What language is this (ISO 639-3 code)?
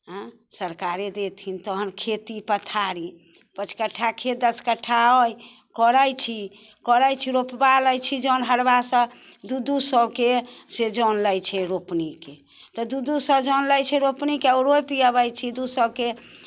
mai